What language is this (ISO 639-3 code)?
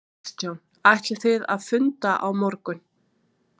isl